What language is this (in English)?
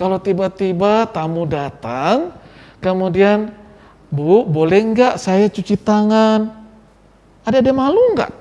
Indonesian